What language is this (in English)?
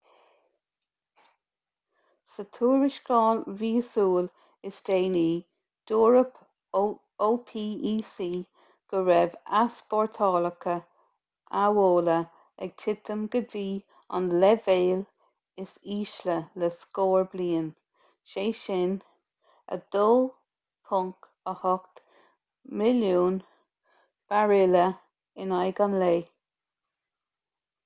Irish